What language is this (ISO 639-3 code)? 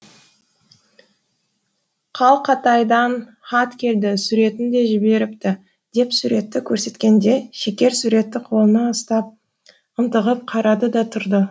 kaz